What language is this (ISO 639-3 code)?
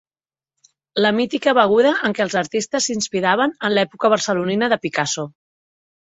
cat